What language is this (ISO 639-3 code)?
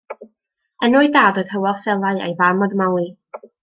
cym